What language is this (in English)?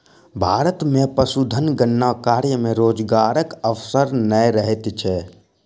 Maithili